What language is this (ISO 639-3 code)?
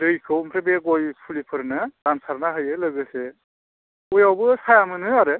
brx